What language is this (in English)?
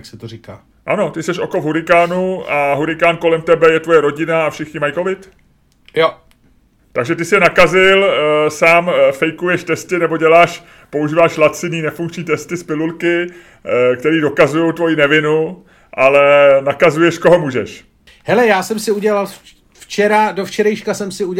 Czech